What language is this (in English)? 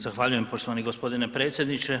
Croatian